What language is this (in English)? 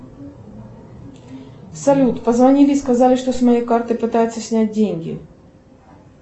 Russian